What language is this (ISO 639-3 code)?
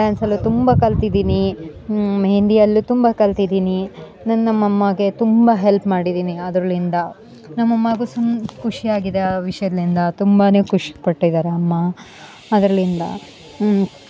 kan